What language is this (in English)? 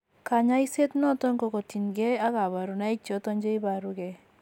Kalenjin